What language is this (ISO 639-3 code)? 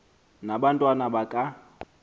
xho